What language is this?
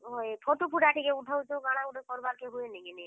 Odia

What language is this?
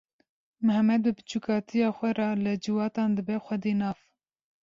Kurdish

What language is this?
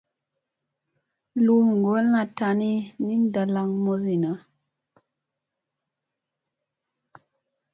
Musey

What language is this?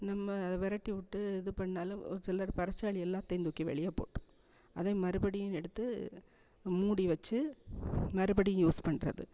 Tamil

